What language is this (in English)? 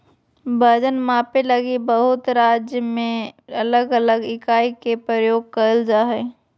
Magahi